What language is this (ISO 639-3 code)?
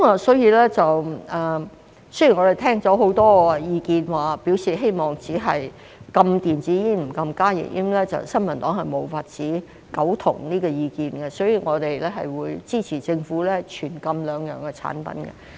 yue